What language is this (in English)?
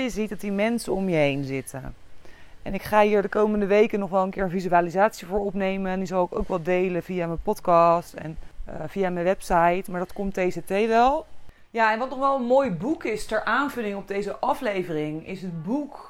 Dutch